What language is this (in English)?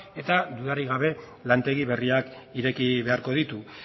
Basque